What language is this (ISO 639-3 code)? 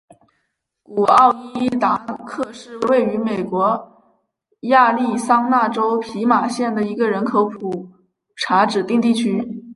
zho